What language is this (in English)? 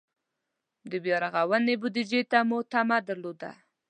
Pashto